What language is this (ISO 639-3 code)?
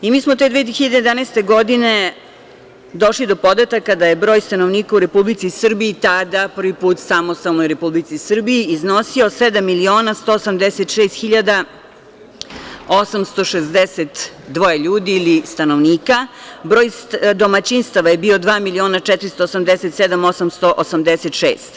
srp